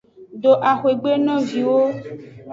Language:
Aja (Benin)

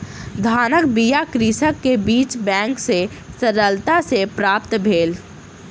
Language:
Maithili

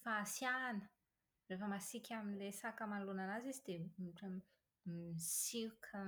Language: Malagasy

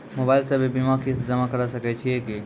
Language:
Maithili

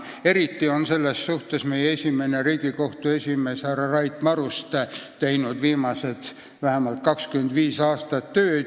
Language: Estonian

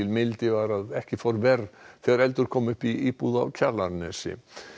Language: Icelandic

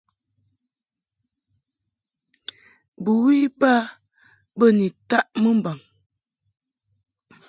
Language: Mungaka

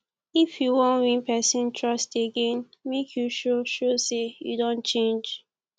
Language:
Nigerian Pidgin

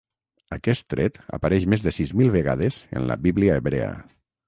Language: Catalan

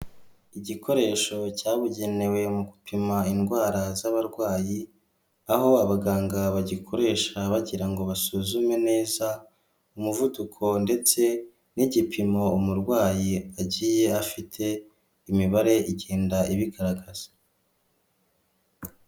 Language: Kinyarwanda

